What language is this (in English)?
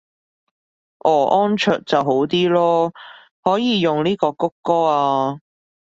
Cantonese